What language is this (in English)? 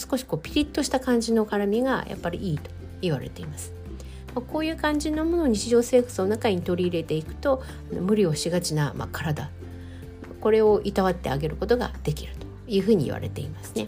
Japanese